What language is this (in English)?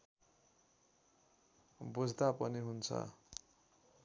Nepali